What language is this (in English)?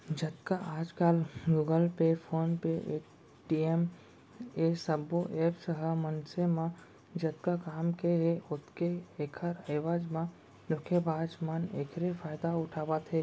Chhattisgarhi